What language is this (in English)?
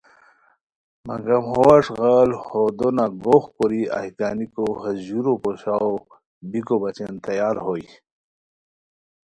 Khowar